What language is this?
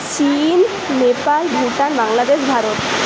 Bangla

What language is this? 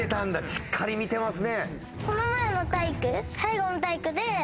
Japanese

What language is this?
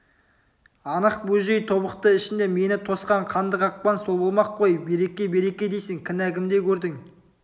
Kazakh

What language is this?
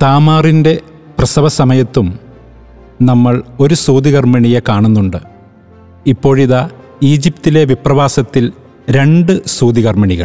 Malayalam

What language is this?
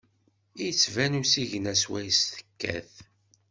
Kabyle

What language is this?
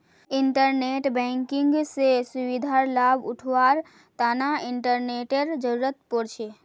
Magahi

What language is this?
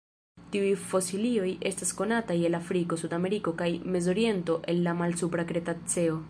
Esperanto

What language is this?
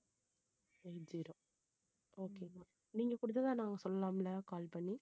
Tamil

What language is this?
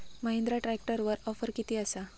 Marathi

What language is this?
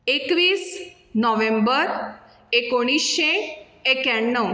Konkani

